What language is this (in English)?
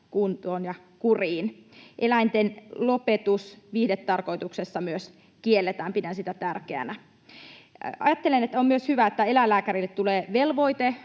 Finnish